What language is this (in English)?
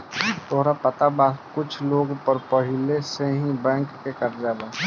Bhojpuri